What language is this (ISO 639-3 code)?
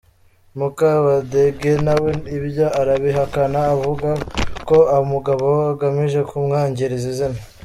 kin